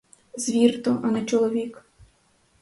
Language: Ukrainian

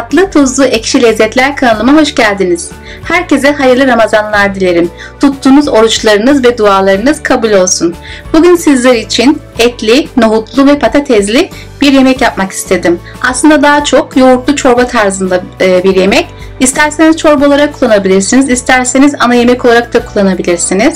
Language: Turkish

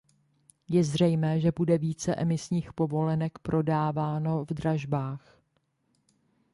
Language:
Czech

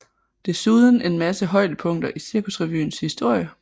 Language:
Danish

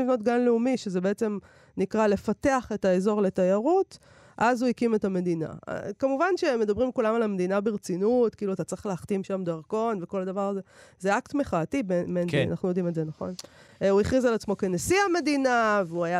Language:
Hebrew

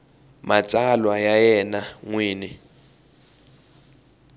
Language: Tsonga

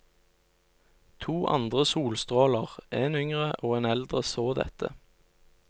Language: Norwegian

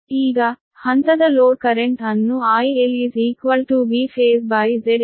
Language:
Kannada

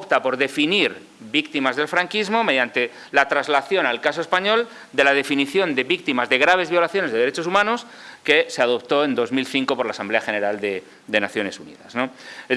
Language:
Spanish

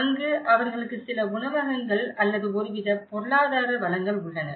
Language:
Tamil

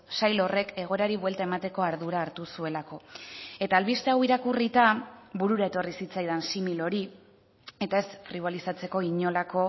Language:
Basque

